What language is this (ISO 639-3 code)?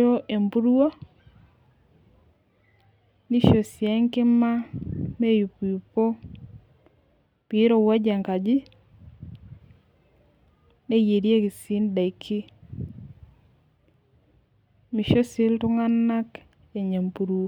mas